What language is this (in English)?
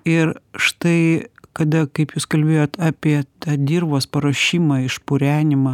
Lithuanian